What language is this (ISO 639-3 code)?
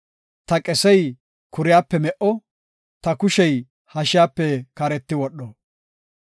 gof